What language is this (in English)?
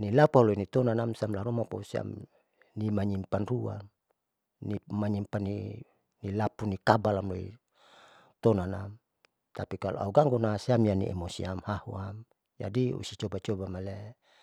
Saleman